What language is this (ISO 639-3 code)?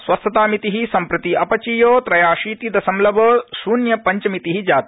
san